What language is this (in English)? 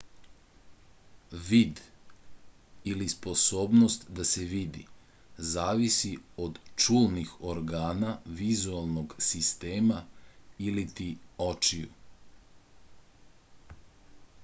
Serbian